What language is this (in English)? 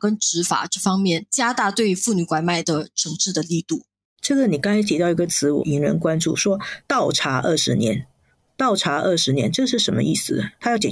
Chinese